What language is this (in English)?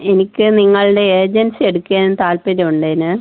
Malayalam